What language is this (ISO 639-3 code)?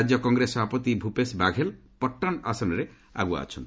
ori